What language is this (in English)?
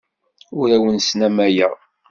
Kabyle